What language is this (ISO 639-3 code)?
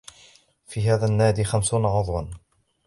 ara